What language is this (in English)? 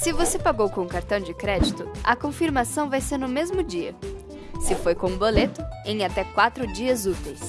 Portuguese